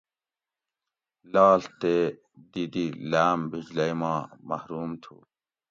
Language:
Gawri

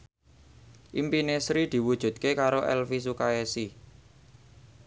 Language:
Javanese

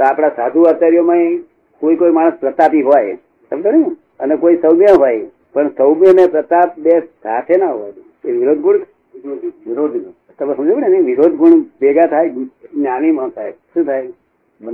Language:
Gujarati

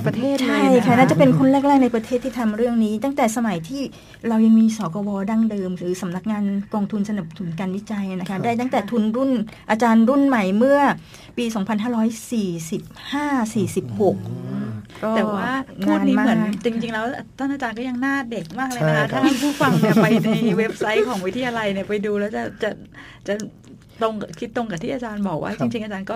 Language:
Thai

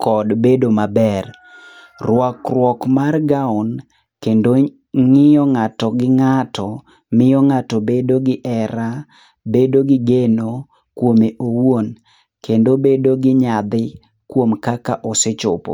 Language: Luo (Kenya and Tanzania)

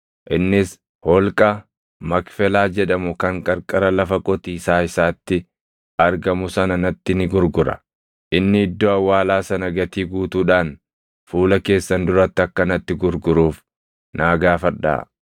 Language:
Oromo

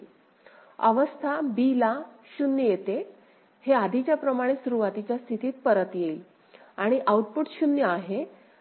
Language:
Marathi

